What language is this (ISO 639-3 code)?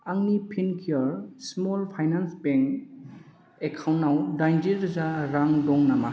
brx